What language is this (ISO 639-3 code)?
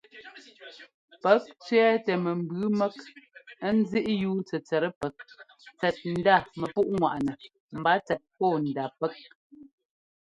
jgo